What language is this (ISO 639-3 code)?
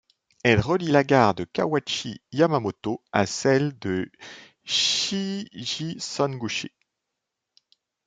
fra